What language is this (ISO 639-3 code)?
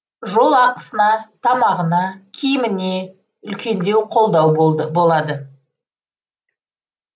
kaz